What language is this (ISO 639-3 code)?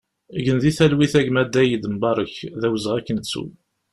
kab